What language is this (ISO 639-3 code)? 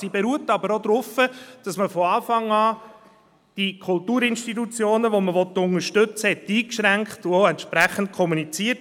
gsw